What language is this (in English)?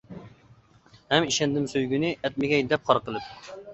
Uyghur